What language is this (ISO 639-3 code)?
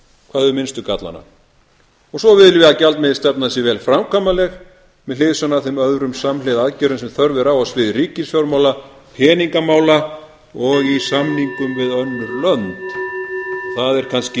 isl